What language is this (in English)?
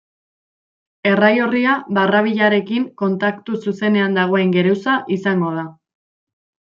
Basque